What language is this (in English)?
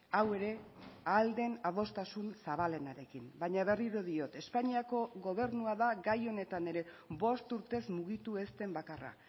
Basque